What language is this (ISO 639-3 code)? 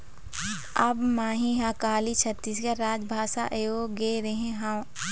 hne